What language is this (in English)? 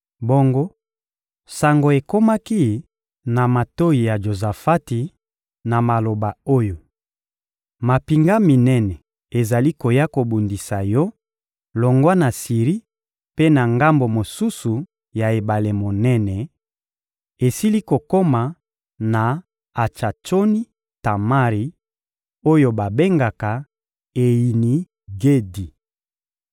Lingala